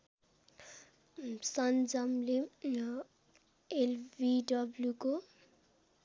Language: Nepali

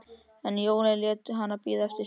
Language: Icelandic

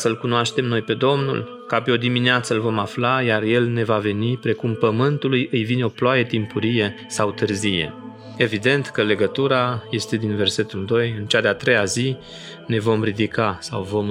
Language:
Romanian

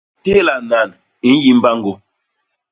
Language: Basaa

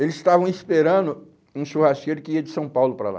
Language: Portuguese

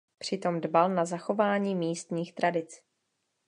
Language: Czech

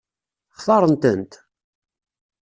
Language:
Kabyle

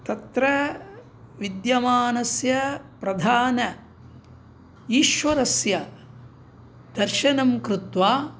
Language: Sanskrit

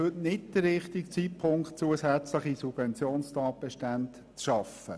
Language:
Swiss German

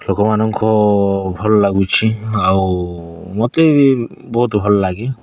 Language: Odia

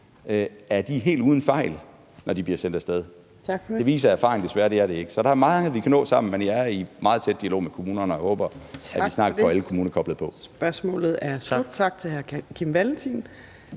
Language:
Danish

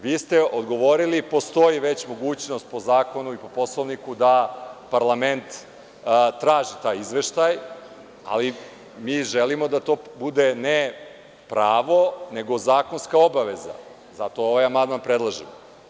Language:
Serbian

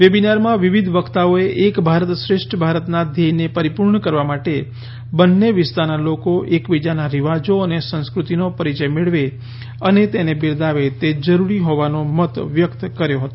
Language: Gujarati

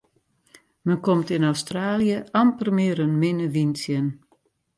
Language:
Western Frisian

